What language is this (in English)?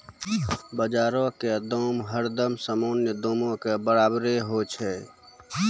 Maithili